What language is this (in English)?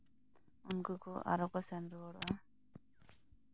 Santali